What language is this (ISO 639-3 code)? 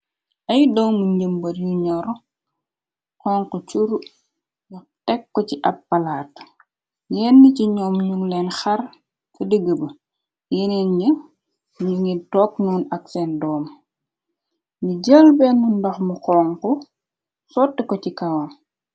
wol